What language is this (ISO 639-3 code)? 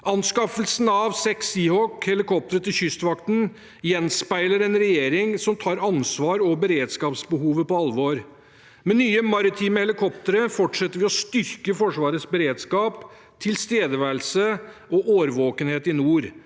nor